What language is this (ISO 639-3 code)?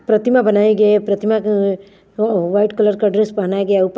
hin